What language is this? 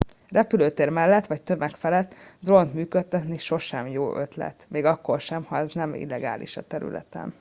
Hungarian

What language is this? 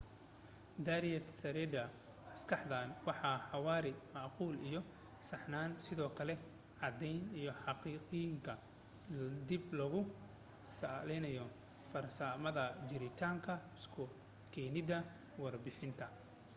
Somali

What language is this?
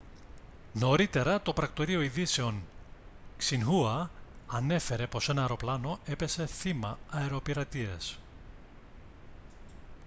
Greek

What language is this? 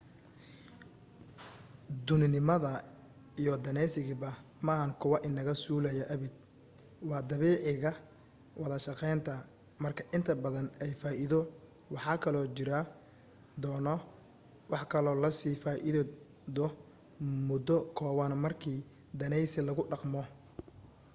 Somali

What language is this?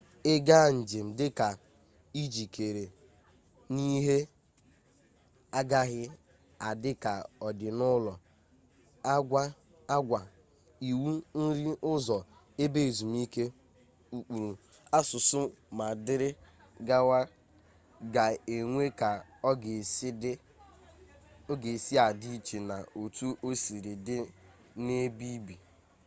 Igbo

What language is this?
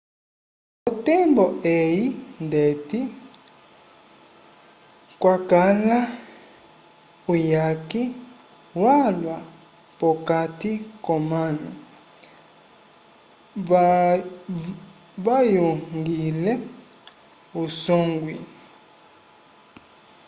Umbundu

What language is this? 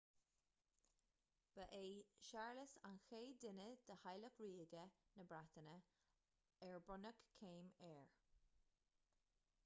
Irish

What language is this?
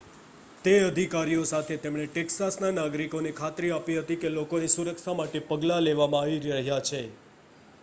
Gujarati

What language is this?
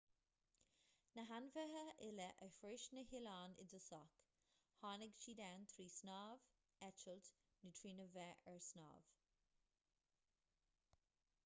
Irish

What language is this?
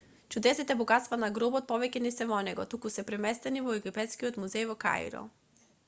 Macedonian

